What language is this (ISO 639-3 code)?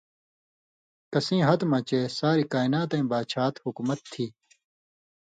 mvy